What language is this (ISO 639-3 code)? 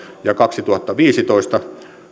fin